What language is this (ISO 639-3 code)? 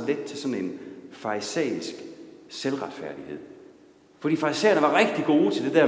dan